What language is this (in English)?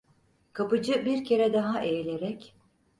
Turkish